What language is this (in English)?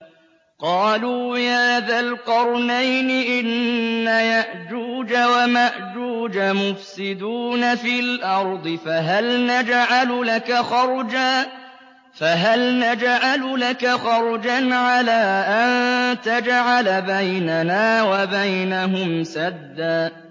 Arabic